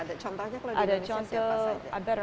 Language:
Indonesian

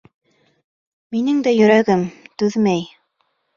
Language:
Bashkir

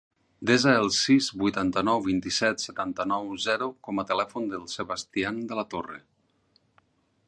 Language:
Catalan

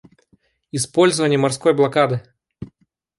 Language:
Russian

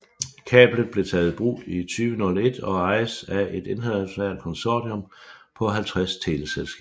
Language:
Danish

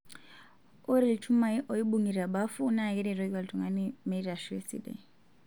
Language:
Masai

